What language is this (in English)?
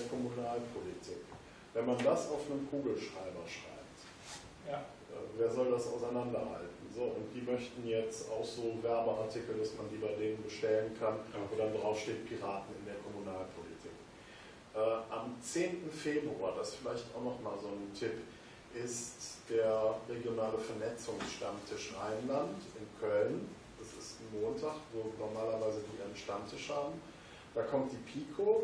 German